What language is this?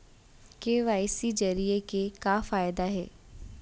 Chhattisgarhi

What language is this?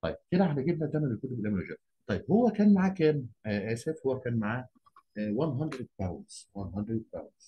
Arabic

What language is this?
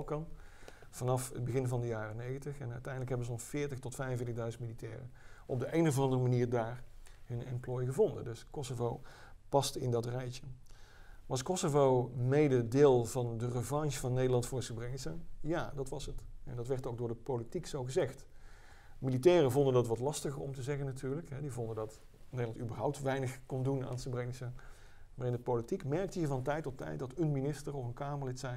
Dutch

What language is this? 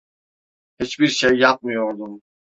Turkish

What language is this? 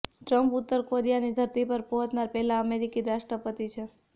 Gujarati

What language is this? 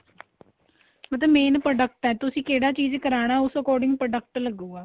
Punjabi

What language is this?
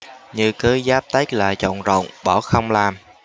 Vietnamese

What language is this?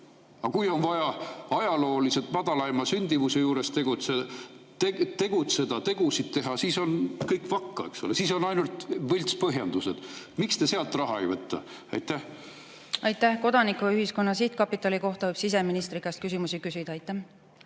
Estonian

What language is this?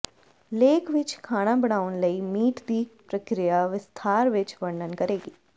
Punjabi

